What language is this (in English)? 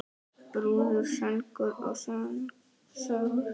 Icelandic